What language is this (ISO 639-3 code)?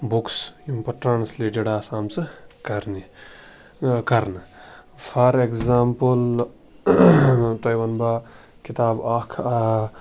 kas